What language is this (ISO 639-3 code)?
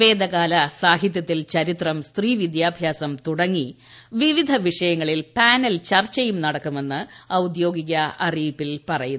mal